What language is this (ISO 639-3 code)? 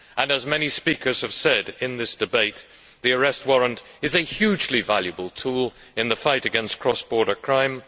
eng